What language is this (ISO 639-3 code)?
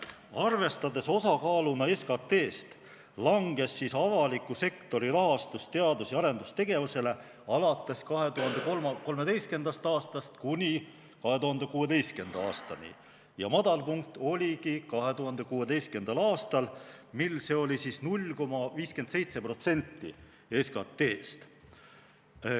est